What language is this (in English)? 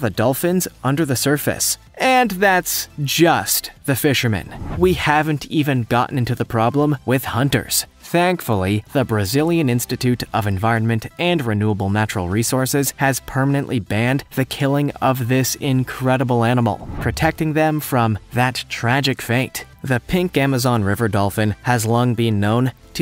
English